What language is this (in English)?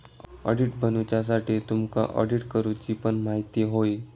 Marathi